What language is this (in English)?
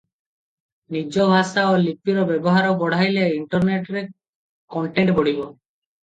Odia